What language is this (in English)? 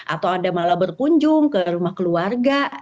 Indonesian